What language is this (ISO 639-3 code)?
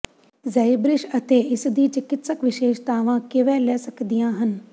pan